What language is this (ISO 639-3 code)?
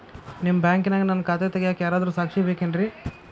kan